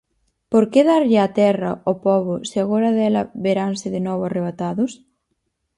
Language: Galician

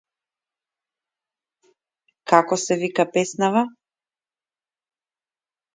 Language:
Macedonian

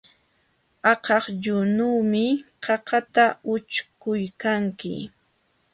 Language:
Jauja Wanca Quechua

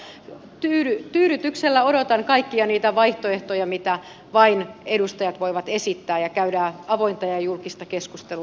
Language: Finnish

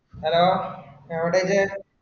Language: Malayalam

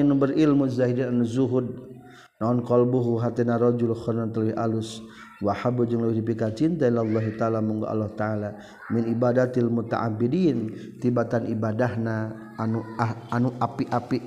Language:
Malay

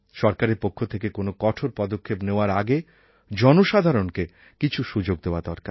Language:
Bangla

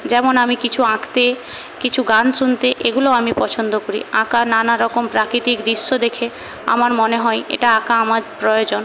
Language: Bangla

